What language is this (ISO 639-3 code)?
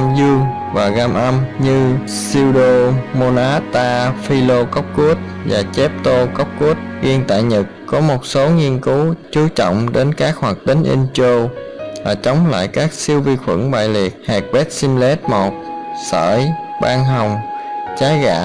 vie